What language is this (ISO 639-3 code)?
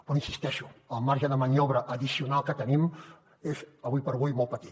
cat